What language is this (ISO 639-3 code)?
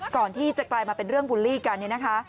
tha